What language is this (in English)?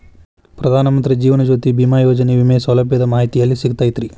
Kannada